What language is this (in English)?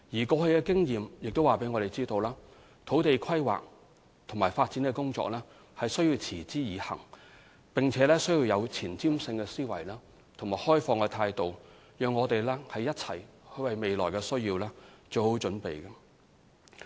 Cantonese